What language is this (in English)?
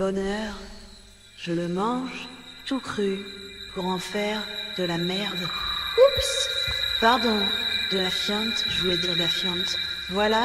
French